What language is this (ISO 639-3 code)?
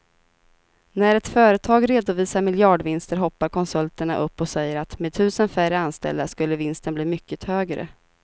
swe